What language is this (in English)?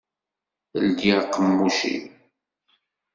Kabyle